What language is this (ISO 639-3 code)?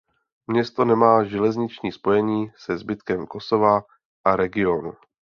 ces